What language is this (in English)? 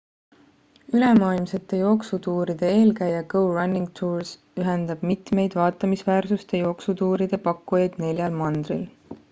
Estonian